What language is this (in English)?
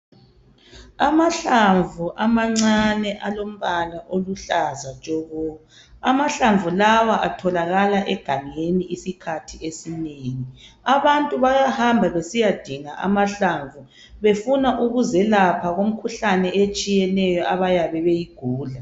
North Ndebele